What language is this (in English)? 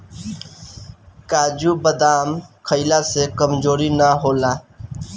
Bhojpuri